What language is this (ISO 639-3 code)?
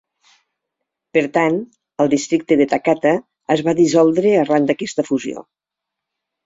cat